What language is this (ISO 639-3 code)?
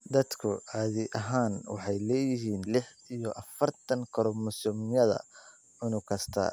som